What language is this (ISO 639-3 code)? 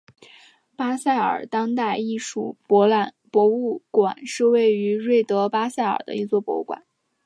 zho